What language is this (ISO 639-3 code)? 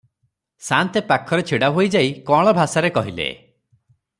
ori